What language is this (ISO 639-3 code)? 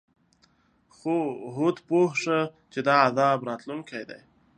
pus